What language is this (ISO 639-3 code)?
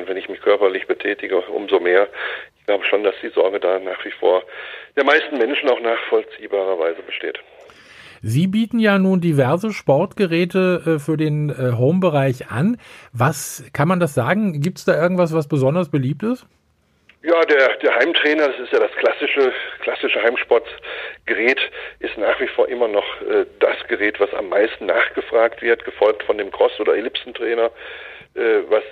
deu